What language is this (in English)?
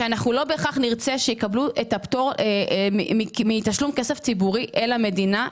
Hebrew